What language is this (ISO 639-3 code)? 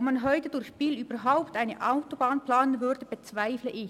gsw